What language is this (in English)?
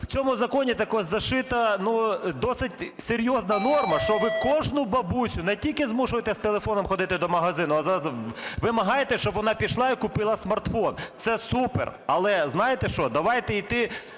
Ukrainian